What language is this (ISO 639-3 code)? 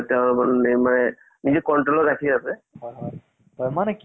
asm